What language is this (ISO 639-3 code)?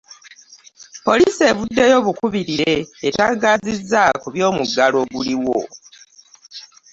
lug